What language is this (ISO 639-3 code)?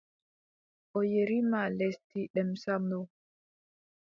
fub